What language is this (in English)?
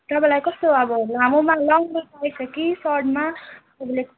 Nepali